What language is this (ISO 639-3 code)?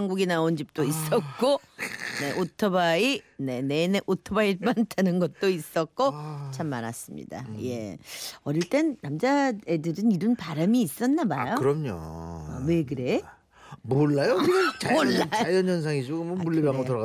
kor